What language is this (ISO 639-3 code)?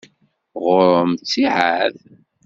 kab